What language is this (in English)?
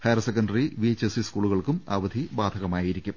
Malayalam